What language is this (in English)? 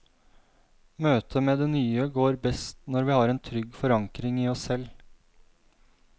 Norwegian